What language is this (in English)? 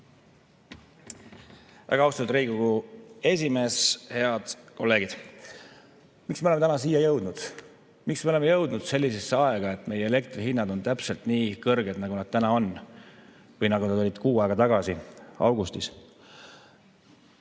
Estonian